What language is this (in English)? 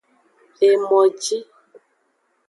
Aja (Benin)